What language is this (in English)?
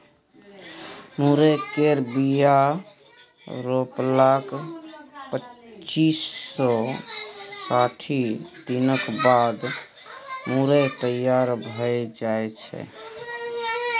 Maithili